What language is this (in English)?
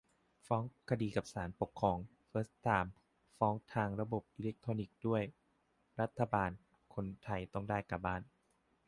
Thai